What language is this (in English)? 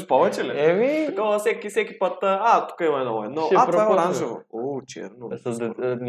Bulgarian